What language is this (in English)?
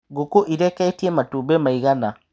Kikuyu